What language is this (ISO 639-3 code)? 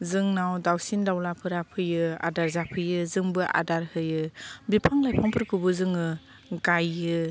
brx